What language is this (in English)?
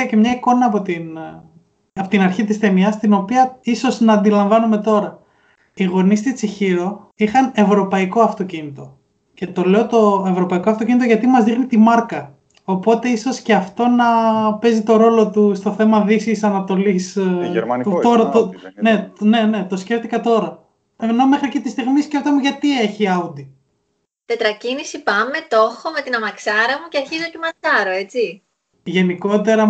Greek